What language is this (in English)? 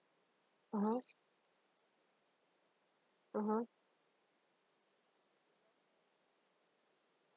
English